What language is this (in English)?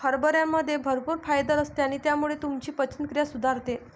Marathi